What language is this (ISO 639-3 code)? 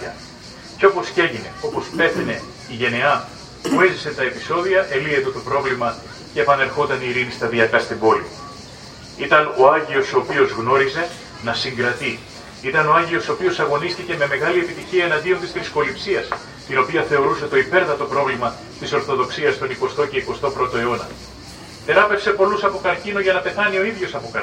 ell